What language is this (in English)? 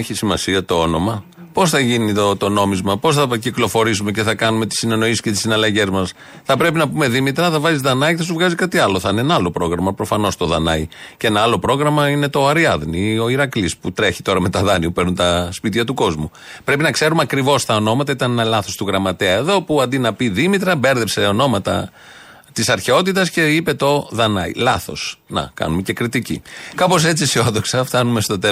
Greek